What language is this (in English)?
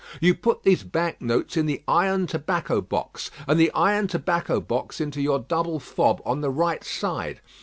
English